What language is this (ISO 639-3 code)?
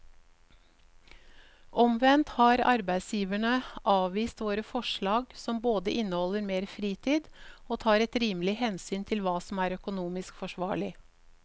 nor